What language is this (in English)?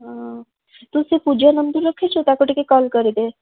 Odia